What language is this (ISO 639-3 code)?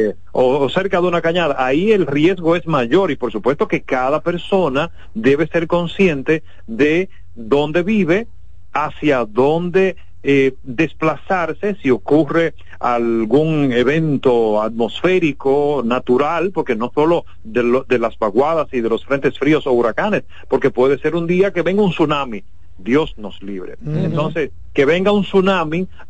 spa